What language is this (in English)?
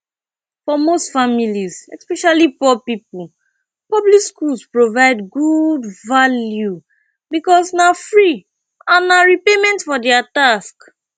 Nigerian Pidgin